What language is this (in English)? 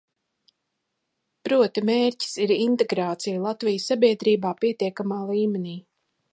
Latvian